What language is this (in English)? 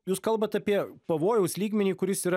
Lithuanian